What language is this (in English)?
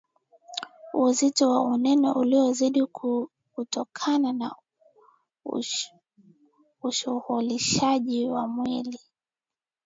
Swahili